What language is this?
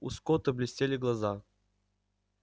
Russian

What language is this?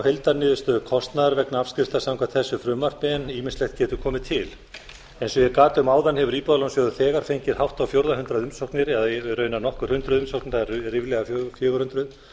Icelandic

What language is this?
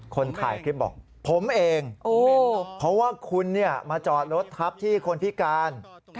Thai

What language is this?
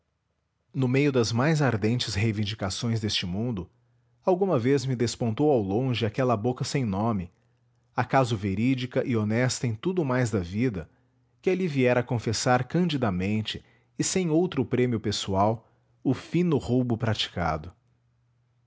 Portuguese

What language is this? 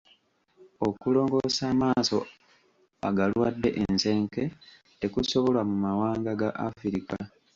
Ganda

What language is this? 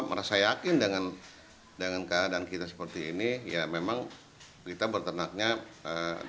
Indonesian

